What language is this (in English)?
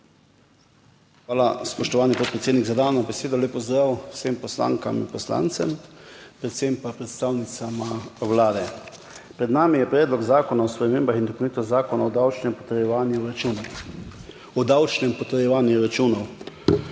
Slovenian